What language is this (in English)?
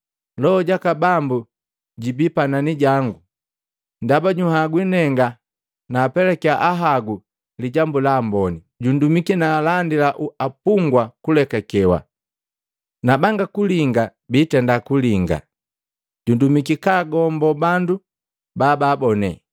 Matengo